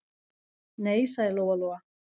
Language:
Icelandic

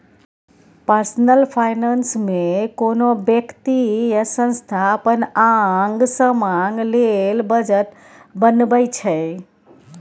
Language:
Maithili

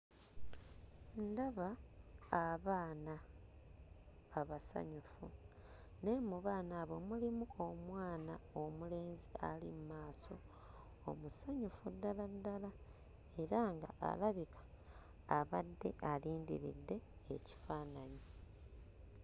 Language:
Ganda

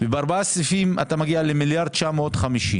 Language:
Hebrew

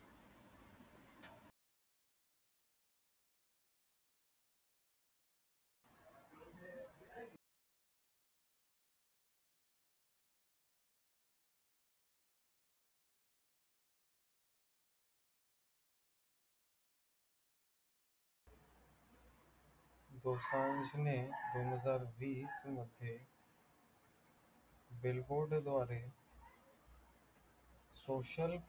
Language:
Marathi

